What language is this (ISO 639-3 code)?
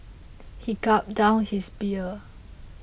eng